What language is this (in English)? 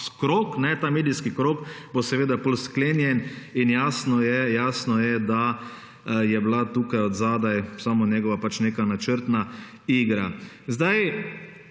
Slovenian